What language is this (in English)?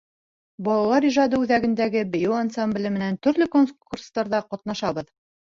Bashkir